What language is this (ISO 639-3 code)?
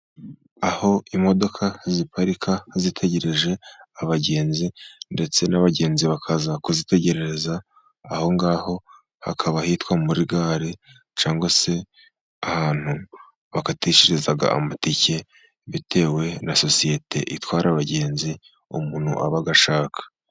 kin